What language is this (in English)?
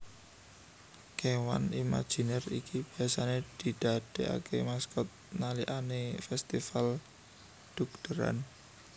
Javanese